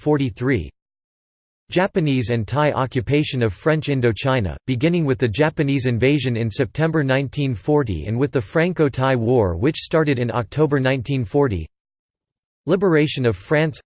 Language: English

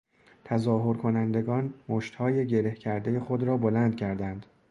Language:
Persian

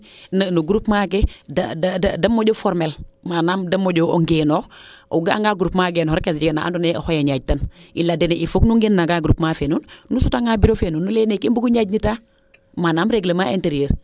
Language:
Serer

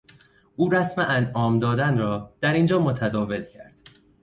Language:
Persian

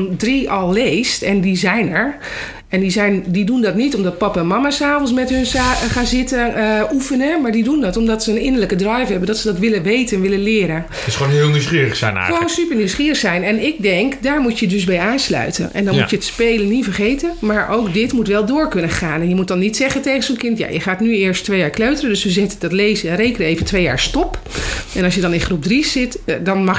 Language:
Dutch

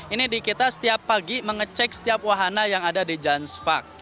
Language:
Indonesian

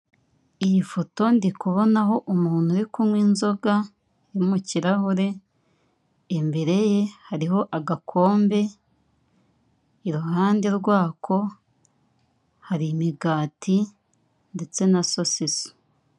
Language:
Kinyarwanda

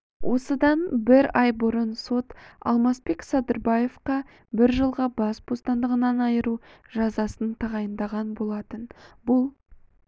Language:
Kazakh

